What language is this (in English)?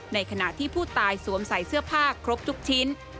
Thai